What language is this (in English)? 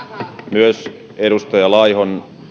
Finnish